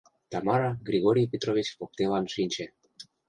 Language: Mari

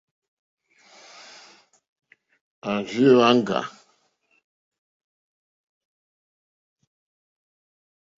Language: Mokpwe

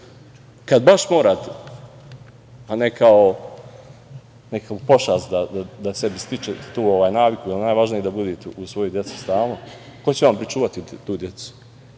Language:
Serbian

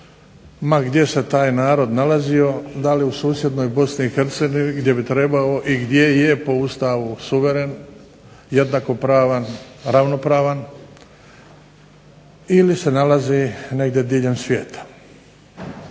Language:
Croatian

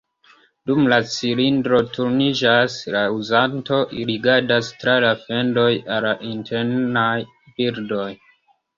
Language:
Esperanto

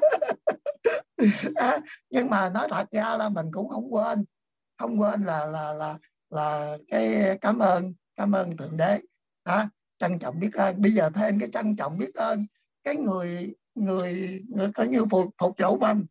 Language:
Vietnamese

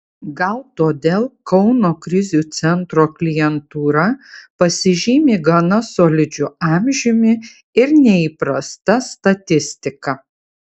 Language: Lithuanian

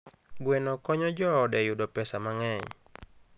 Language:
Luo (Kenya and Tanzania)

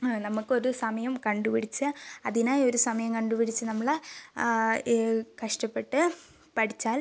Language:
Malayalam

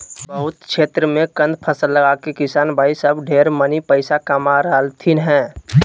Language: Magahi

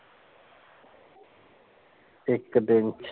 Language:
Punjabi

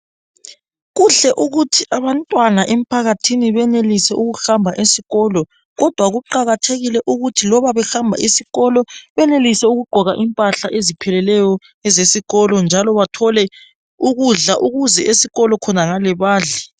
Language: North Ndebele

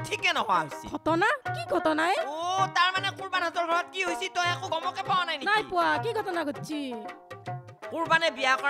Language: Hindi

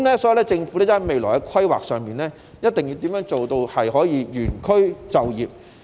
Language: Cantonese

